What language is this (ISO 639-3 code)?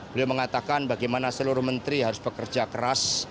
ind